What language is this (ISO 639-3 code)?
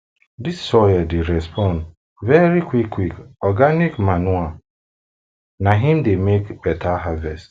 pcm